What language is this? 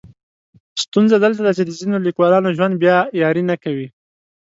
Pashto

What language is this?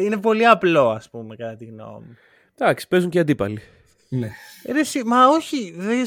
Greek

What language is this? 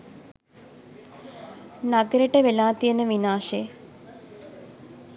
Sinhala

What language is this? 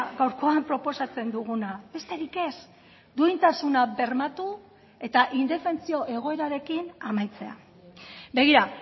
Basque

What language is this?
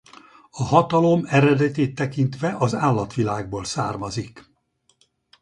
Hungarian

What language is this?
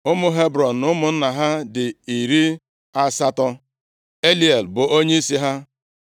Igbo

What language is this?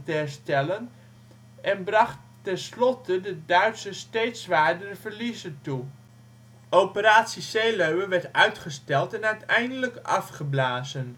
Dutch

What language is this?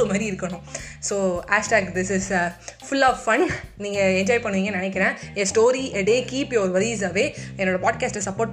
Tamil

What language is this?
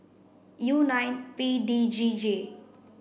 English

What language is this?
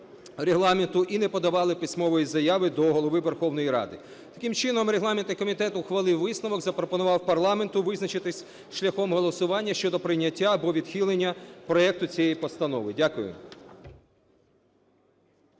Ukrainian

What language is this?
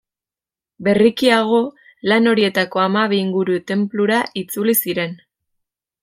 Basque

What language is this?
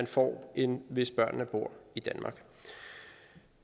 Danish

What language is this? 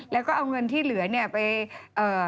Thai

